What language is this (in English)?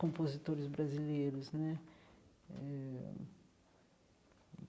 Portuguese